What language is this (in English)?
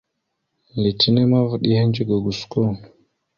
Mada (Cameroon)